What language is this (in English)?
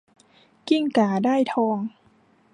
Thai